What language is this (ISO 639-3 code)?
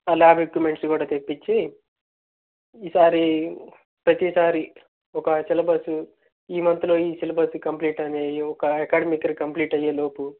tel